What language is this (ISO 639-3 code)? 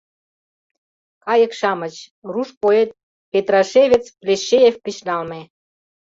chm